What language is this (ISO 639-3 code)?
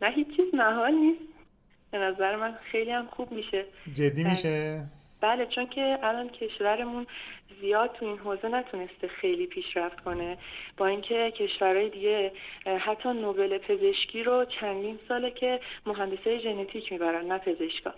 fas